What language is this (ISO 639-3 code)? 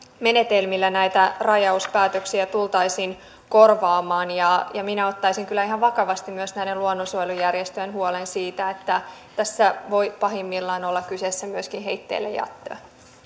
fin